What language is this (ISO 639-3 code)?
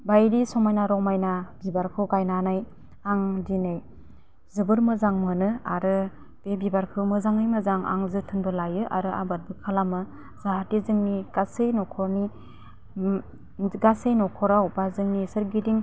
brx